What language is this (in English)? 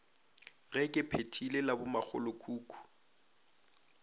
Northern Sotho